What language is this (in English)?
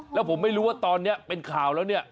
Thai